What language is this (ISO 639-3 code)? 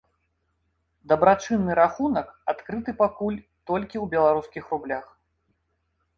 bel